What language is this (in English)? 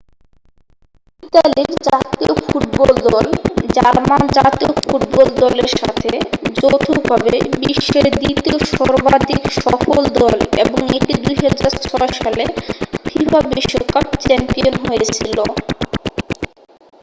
Bangla